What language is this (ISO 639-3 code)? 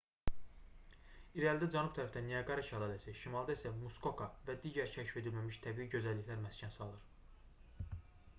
aze